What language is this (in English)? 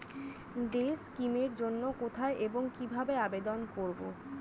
Bangla